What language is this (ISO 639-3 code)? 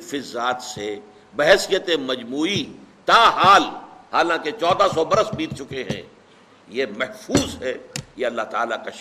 urd